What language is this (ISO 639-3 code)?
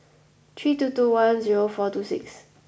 eng